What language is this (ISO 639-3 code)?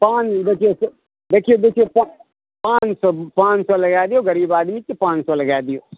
mai